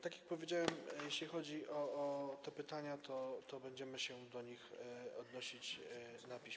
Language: Polish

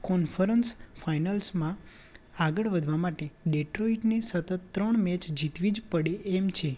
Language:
Gujarati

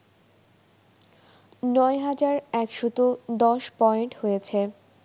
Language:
Bangla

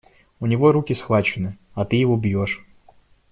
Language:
Russian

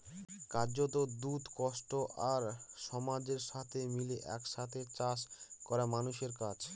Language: Bangla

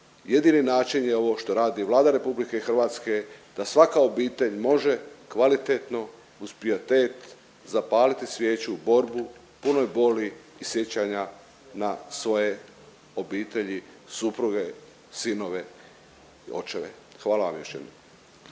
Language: Croatian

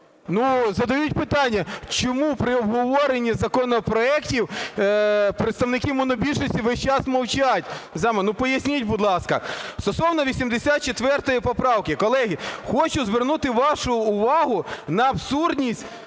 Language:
Ukrainian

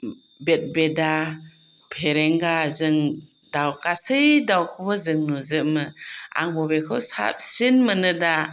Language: Bodo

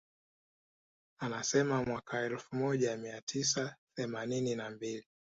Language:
Swahili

